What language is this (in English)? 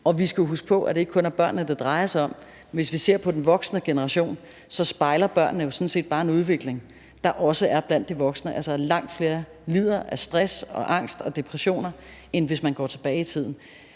Danish